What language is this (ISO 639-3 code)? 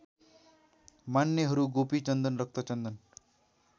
nep